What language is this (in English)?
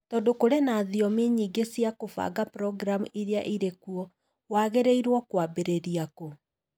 Kikuyu